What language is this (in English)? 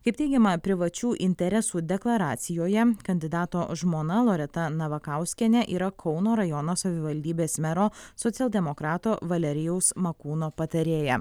Lithuanian